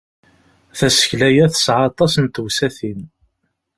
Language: Kabyle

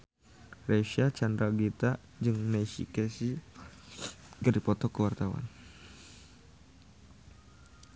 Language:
Sundanese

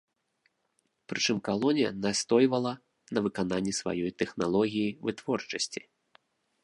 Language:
Belarusian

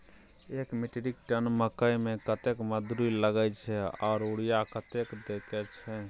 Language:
Maithili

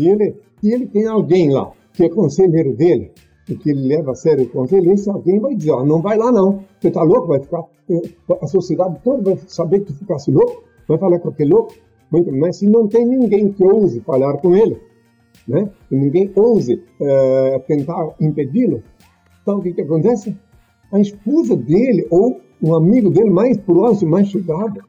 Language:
Portuguese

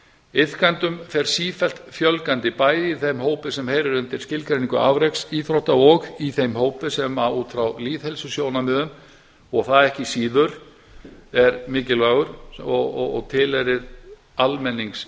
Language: Icelandic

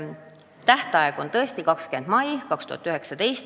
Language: Estonian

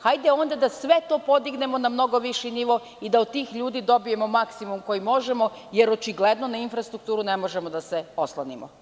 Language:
Serbian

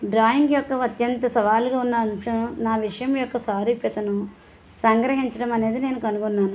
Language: Telugu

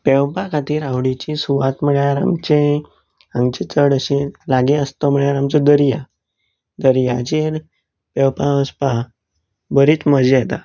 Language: Konkani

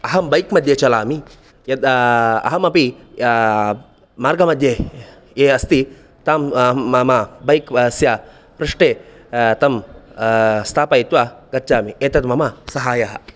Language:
Sanskrit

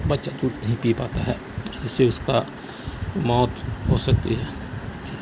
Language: Urdu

